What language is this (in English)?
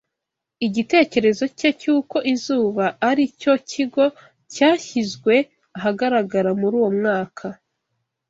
Kinyarwanda